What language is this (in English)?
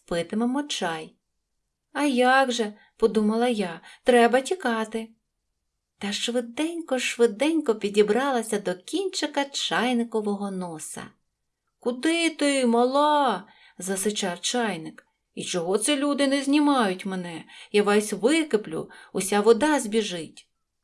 Ukrainian